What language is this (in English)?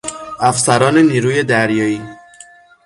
Persian